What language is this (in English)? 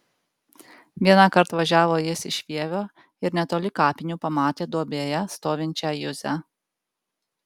Lithuanian